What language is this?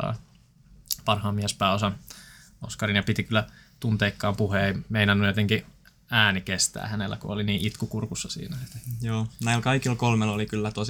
Finnish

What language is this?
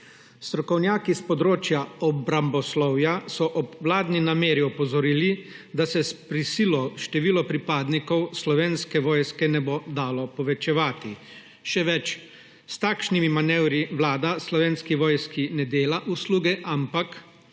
Slovenian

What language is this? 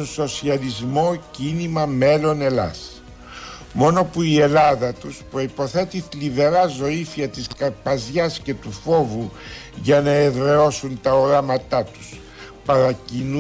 Greek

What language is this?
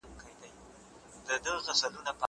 Pashto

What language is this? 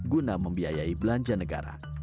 Indonesian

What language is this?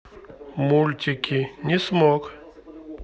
Russian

